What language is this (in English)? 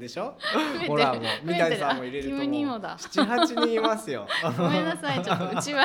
Japanese